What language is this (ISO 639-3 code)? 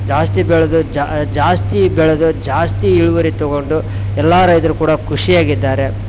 kan